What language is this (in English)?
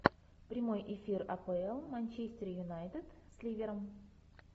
Russian